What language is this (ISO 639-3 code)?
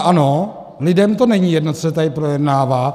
ces